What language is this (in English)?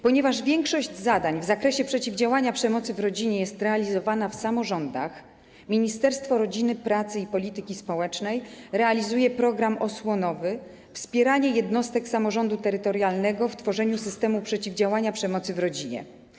Polish